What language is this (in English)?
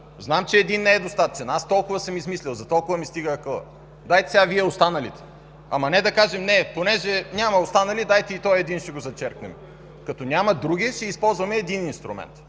Bulgarian